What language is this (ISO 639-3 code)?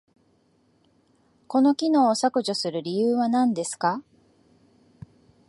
jpn